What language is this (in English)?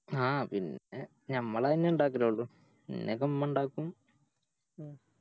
Malayalam